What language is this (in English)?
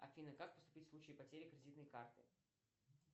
Russian